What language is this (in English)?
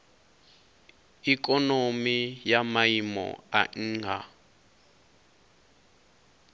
Venda